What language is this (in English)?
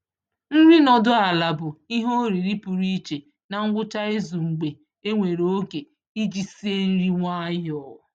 Igbo